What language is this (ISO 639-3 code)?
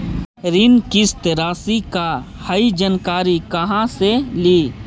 mag